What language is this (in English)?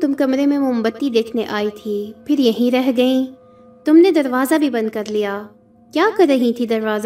Urdu